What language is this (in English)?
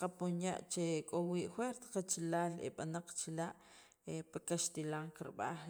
Sacapulteco